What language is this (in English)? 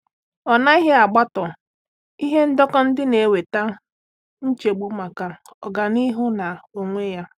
Igbo